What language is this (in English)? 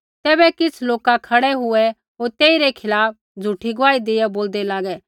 Kullu Pahari